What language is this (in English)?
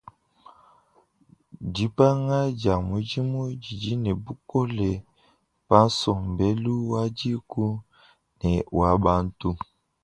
Luba-Lulua